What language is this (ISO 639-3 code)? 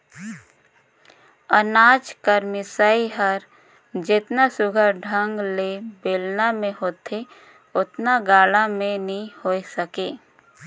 hne